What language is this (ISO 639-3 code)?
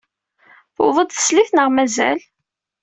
kab